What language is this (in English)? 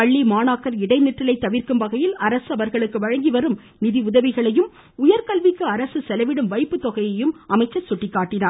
Tamil